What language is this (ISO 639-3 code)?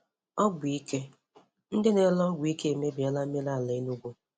ibo